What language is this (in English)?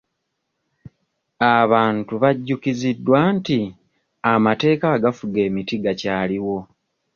Ganda